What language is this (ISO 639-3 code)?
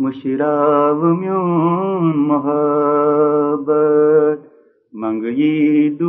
urd